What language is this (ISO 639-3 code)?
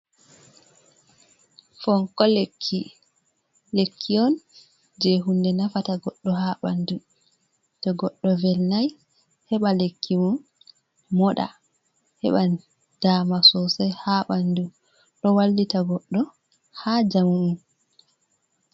ful